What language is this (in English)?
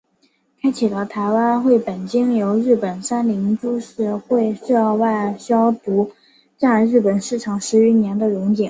Chinese